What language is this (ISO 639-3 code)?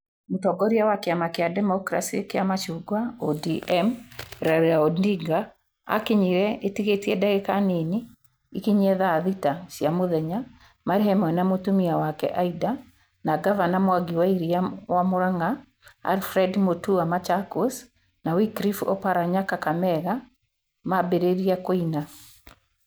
kik